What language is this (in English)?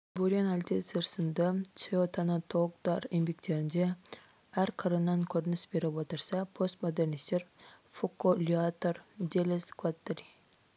Kazakh